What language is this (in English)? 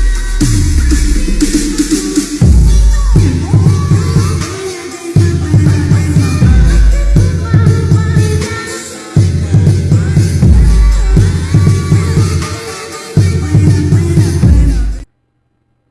Indonesian